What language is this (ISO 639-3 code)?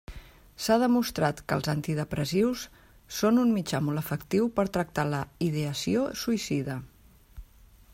cat